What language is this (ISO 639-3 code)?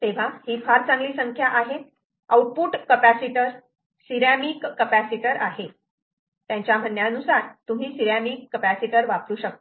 mar